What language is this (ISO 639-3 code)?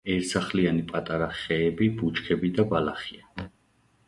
kat